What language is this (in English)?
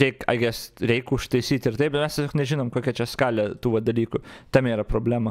Lithuanian